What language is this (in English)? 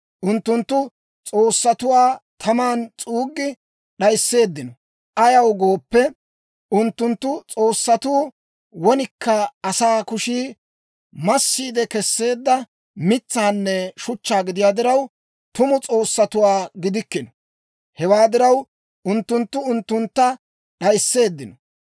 Dawro